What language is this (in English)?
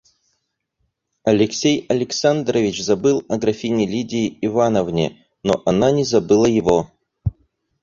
Russian